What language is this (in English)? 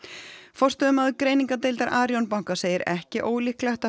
Icelandic